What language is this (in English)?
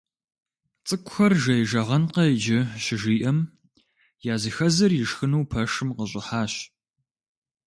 Kabardian